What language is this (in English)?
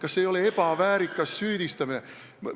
Estonian